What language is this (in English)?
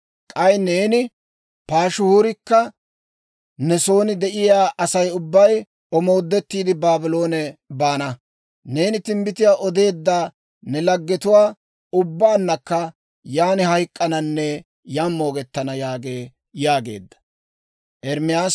Dawro